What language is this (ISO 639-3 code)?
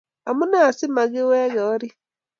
kln